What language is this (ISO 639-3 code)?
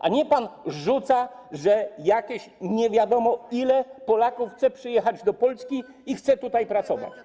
pol